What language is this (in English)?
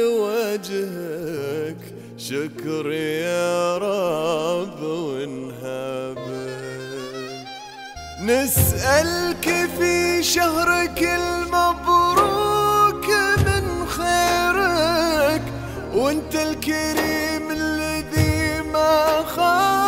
Arabic